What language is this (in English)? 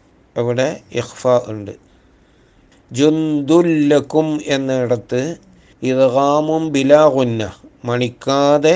Malayalam